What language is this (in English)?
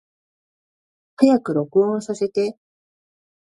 Japanese